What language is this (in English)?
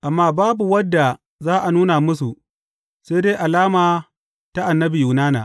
Hausa